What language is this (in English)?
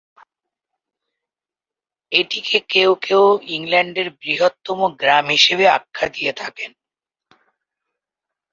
Bangla